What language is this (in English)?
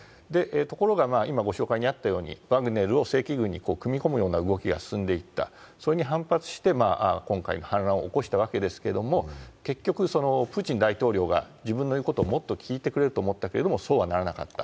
Japanese